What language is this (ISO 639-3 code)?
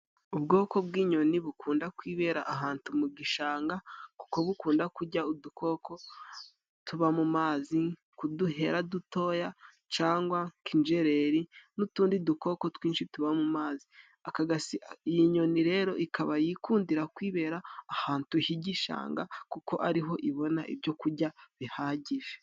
kin